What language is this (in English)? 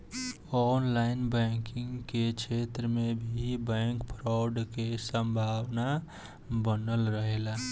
Bhojpuri